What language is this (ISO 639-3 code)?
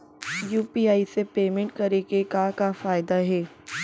hne